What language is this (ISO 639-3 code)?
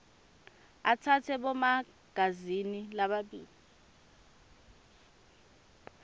ssw